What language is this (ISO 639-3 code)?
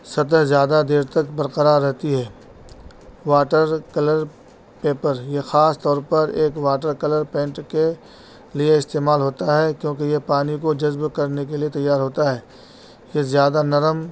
urd